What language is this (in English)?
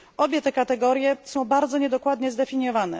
Polish